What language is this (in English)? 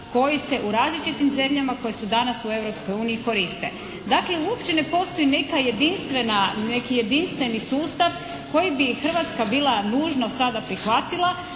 Croatian